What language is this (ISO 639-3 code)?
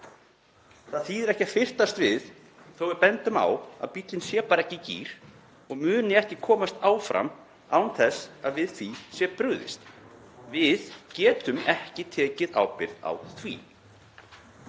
isl